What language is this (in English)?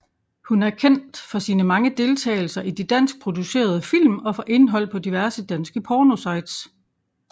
Danish